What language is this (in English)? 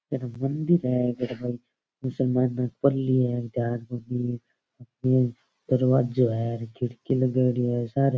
Rajasthani